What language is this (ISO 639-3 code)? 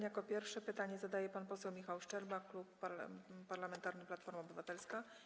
pol